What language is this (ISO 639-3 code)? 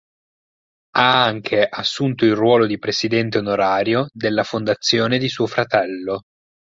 ita